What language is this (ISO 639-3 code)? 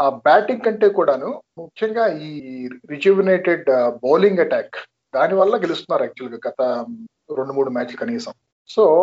tel